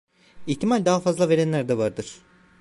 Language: Turkish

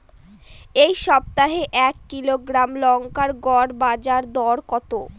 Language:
Bangla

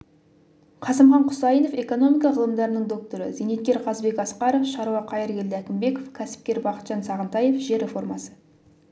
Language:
Kazakh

